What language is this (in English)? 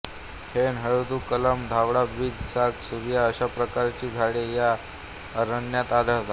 Marathi